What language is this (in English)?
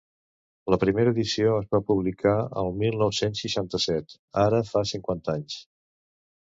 Catalan